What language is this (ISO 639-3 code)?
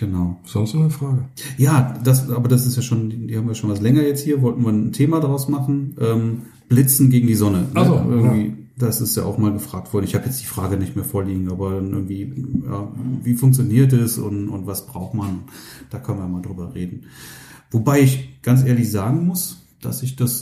deu